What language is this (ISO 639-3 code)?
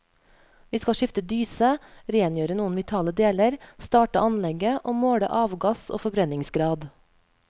nor